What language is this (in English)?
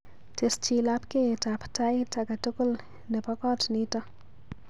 Kalenjin